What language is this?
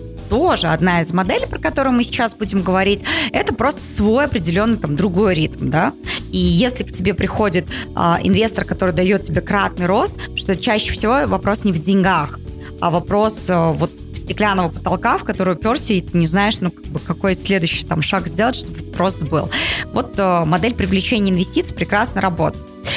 Russian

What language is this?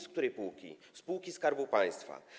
Polish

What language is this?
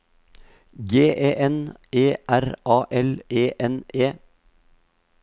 Norwegian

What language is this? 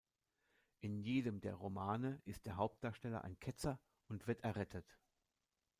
German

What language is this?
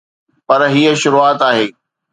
Sindhi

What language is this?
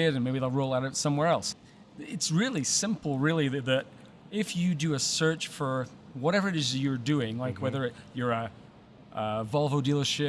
English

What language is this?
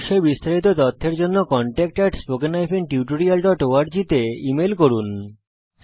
Bangla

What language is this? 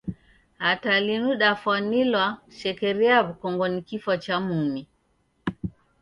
Taita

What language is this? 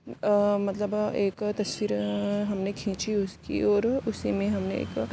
Urdu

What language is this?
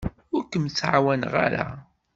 Kabyle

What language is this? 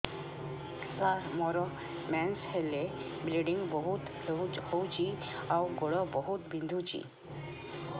Odia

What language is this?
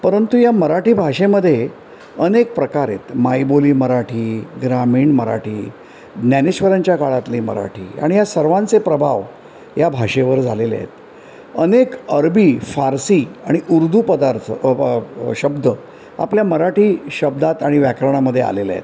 Marathi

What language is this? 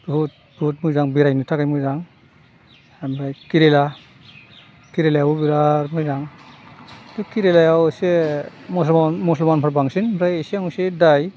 Bodo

